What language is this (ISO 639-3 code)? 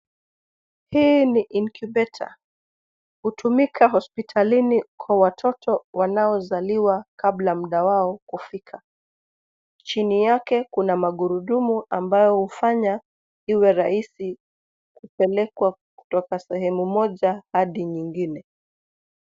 swa